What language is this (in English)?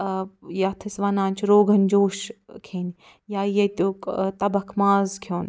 Kashmiri